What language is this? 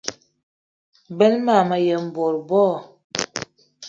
Eton (Cameroon)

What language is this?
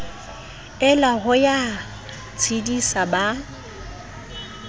Southern Sotho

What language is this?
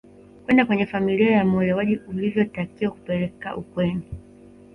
Swahili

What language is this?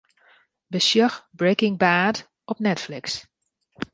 Western Frisian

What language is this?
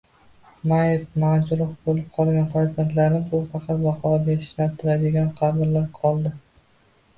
Uzbek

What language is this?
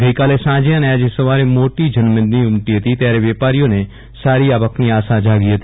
Gujarati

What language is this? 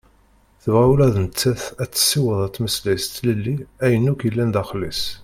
Kabyle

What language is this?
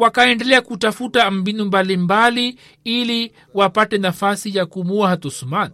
Swahili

